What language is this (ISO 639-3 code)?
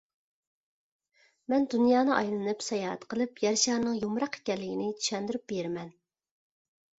uig